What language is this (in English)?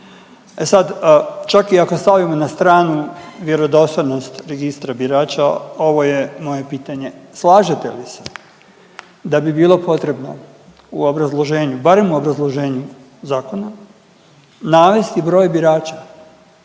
Croatian